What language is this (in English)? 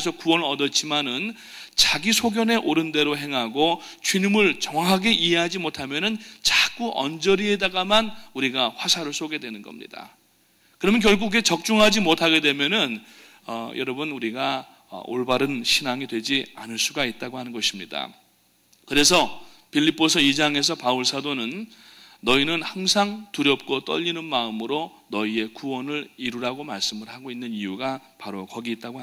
Korean